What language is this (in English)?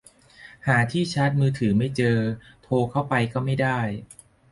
Thai